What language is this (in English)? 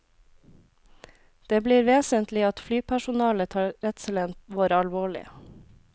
Norwegian